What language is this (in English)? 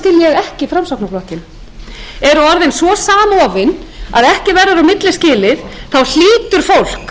Icelandic